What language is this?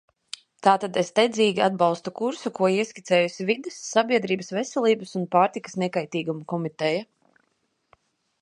Latvian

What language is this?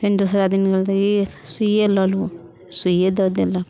Maithili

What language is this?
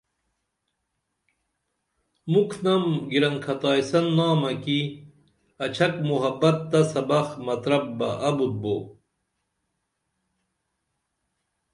Dameli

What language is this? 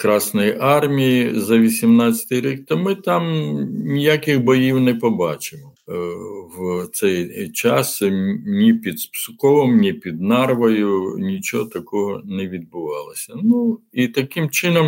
Ukrainian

